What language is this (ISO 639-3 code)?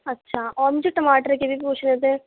urd